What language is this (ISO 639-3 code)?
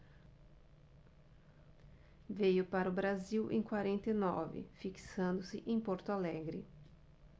por